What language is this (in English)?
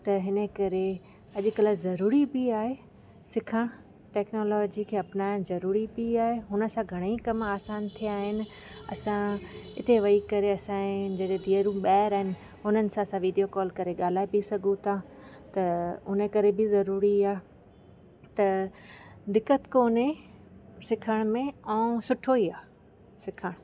Sindhi